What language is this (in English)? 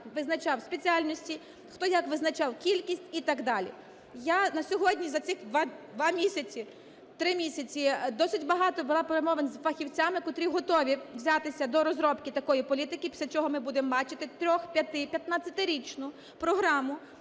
Ukrainian